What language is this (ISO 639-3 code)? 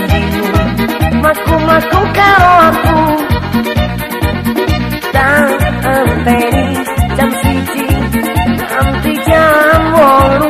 ind